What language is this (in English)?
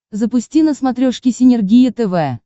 Russian